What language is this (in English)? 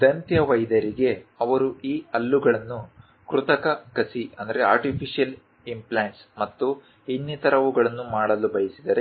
Kannada